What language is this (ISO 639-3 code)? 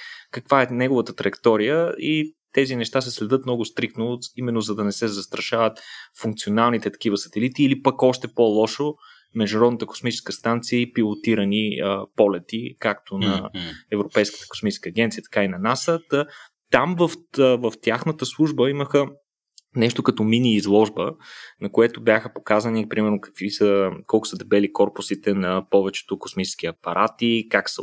bul